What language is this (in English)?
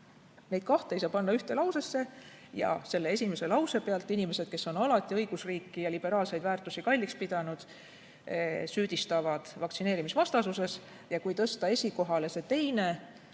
Estonian